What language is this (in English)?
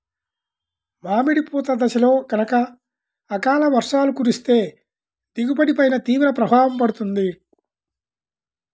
Telugu